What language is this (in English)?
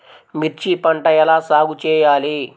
Telugu